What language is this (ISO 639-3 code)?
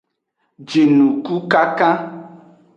ajg